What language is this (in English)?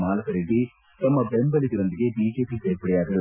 Kannada